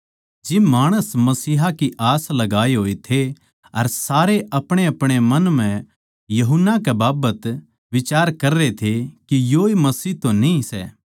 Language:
Haryanvi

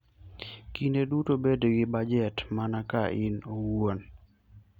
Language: Luo (Kenya and Tanzania)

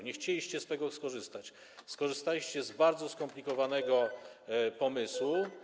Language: Polish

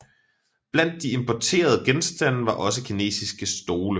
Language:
Danish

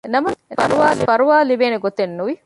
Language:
Divehi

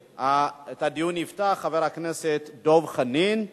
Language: Hebrew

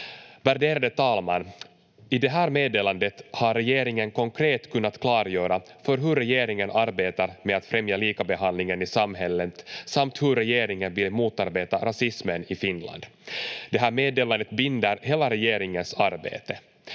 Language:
Finnish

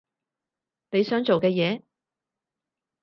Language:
Cantonese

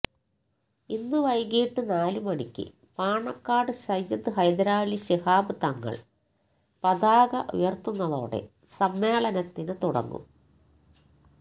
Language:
Malayalam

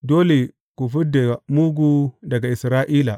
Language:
Hausa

